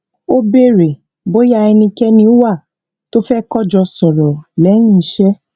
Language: Yoruba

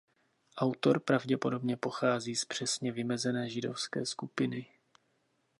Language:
Czech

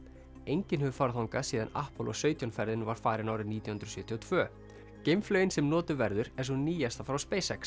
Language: Icelandic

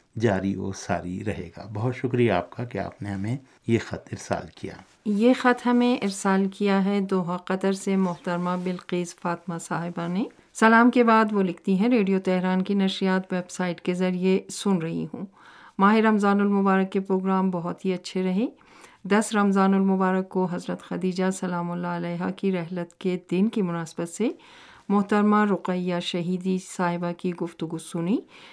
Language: Urdu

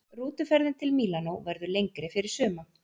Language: Icelandic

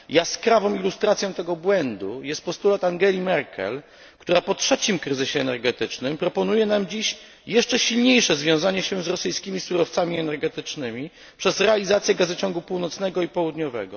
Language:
Polish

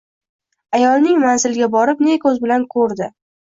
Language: Uzbek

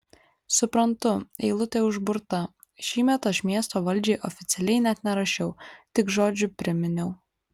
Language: Lithuanian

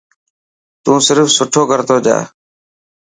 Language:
Dhatki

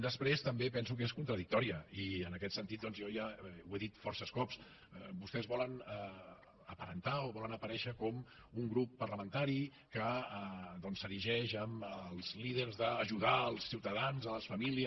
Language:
Catalan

